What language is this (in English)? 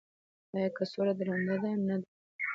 Pashto